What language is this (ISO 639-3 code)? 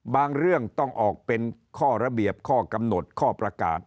tha